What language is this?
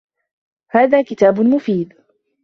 Arabic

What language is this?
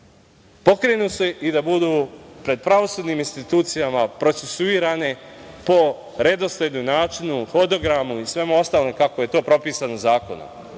Serbian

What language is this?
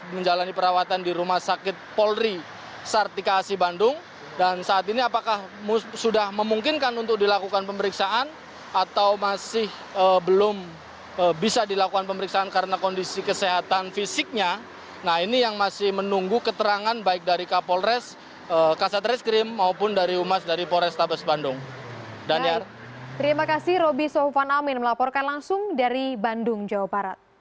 Indonesian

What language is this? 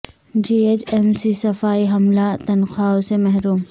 Urdu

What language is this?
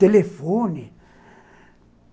Portuguese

